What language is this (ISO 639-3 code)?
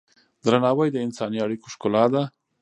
pus